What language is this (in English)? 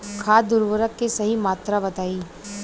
Bhojpuri